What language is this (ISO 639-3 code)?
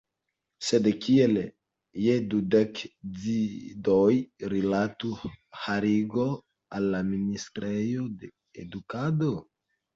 epo